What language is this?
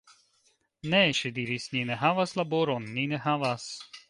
Esperanto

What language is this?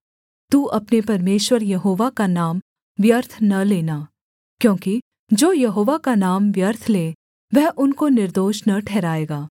Hindi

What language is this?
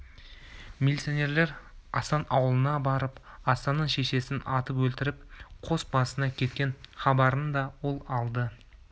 Kazakh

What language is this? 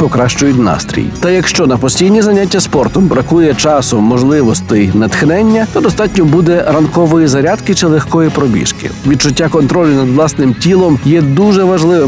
Ukrainian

